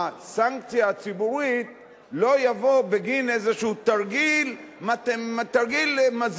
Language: Hebrew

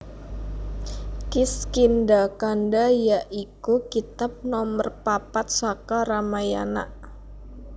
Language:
Javanese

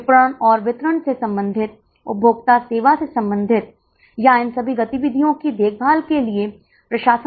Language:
Hindi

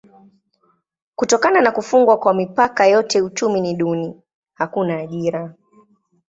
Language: Swahili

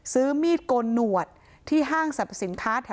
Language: Thai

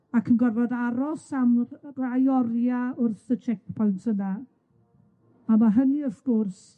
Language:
Welsh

